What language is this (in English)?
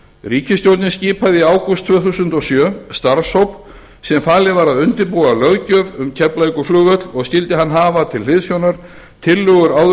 Icelandic